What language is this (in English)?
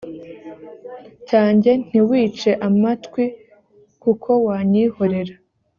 Kinyarwanda